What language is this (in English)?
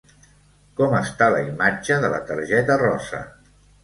Catalan